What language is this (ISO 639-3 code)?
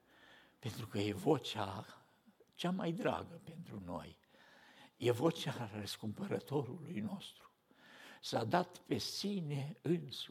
ron